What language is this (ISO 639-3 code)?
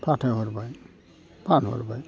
brx